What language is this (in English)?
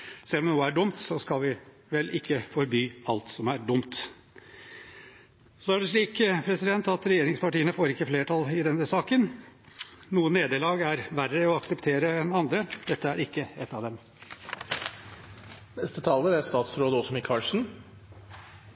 Norwegian Bokmål